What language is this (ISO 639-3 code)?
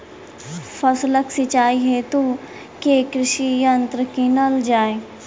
mai